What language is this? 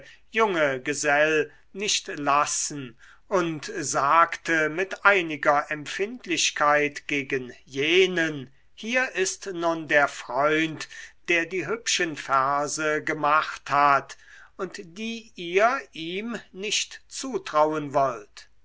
German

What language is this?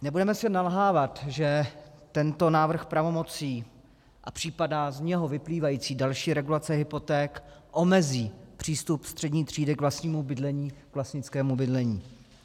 Czech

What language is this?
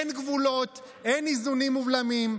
Hebrew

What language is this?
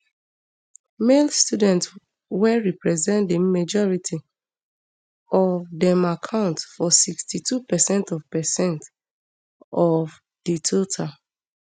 Nigerian Pidgin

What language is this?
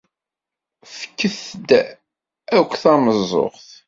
Kabyle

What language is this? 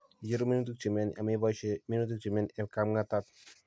Kalenjin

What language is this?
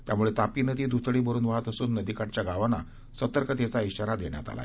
Marathi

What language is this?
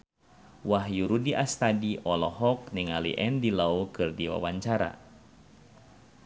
Sundanese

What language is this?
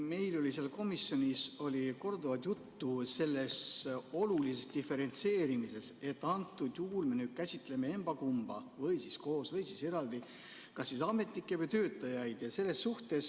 Estonian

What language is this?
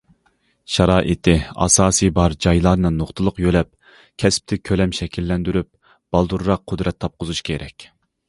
Uyghur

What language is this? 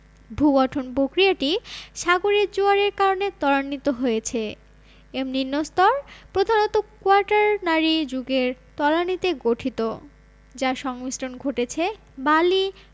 Bangla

